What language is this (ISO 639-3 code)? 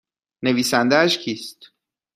fas